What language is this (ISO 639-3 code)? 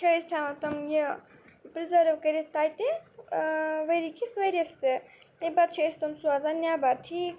kas